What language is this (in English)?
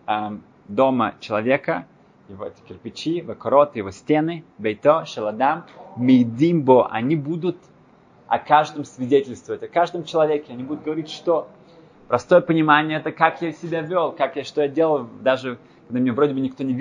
Russian